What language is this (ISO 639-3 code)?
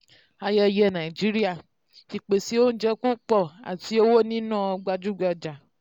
yor